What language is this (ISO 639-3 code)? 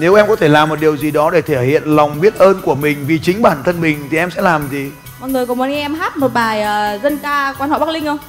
vie